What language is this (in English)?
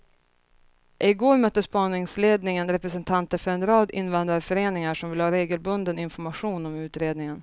Swedish